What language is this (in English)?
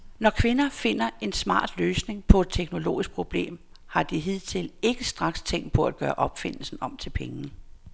Danish